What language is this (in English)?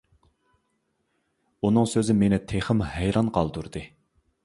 Uyghur